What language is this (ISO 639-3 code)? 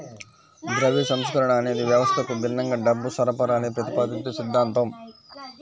tel